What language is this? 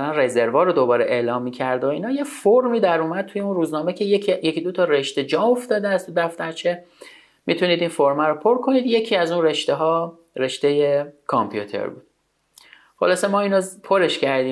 Persian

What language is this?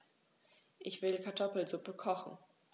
German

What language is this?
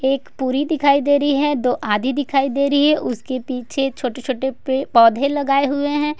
Hindi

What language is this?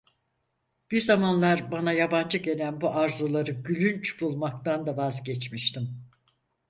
Turkish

